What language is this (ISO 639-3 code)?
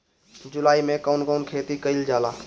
bho